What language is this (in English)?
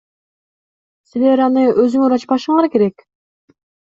Kyrgyz